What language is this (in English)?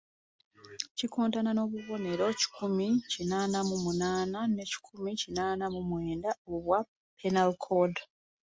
Ganda